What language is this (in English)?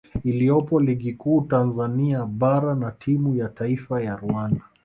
Swahili